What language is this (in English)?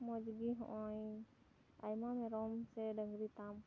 Santali